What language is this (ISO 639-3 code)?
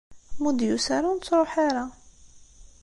kab